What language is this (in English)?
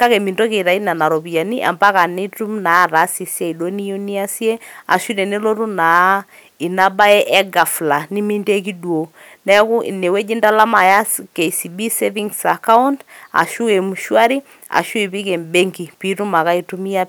Masai